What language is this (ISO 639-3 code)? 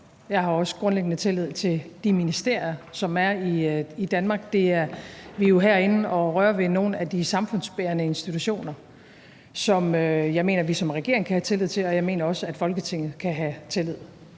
dan